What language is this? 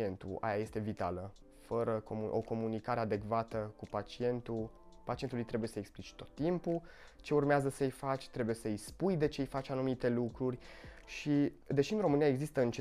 Romanian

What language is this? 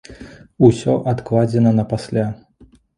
Belarusian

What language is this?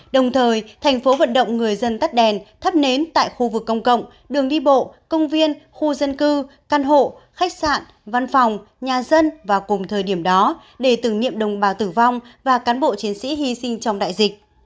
Vietnamese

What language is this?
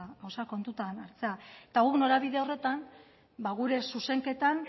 Basque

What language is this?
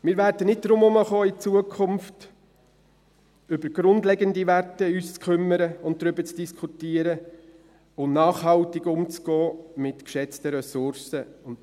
Swiss German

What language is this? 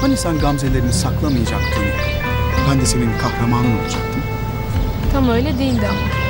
Turkish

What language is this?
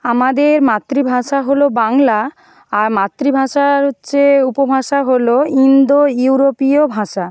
Bangla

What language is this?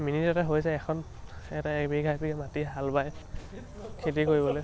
Assamese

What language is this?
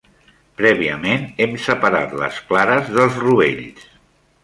Catalan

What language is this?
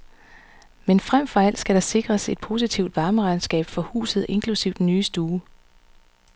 Danish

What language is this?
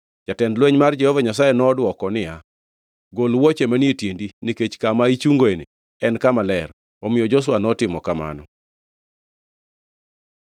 Luo (Kenya and Tanzania)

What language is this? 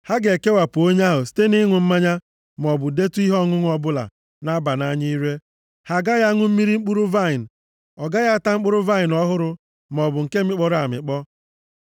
Igbo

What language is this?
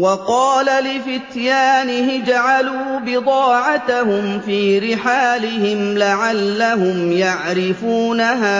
Arabic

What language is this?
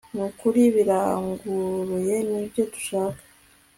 Kinyarwanda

